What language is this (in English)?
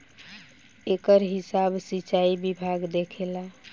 Bhojpuri